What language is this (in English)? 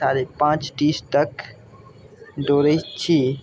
Maithili